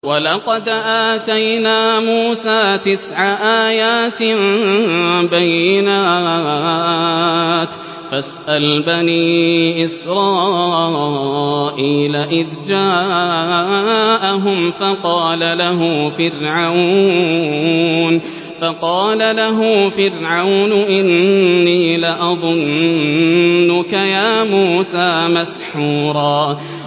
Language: Arabic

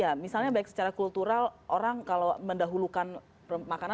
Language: Indonesian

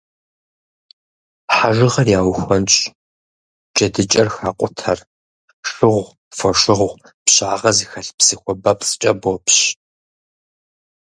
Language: Kabardian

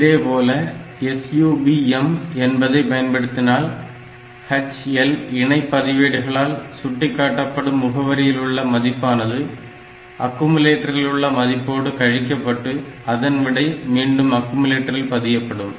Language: Tamil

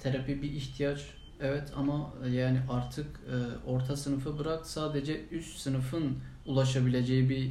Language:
Turkish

